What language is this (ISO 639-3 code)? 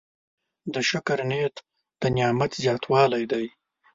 pus